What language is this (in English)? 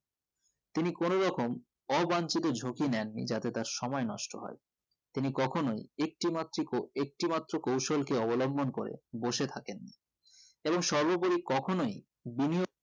Bangla